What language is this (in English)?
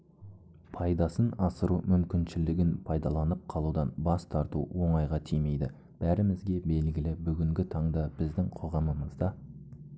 Kazakh